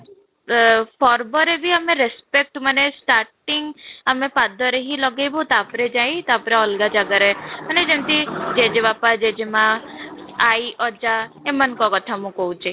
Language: Odia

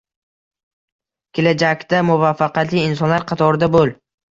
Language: Uzbek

